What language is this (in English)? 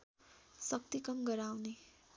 Nepali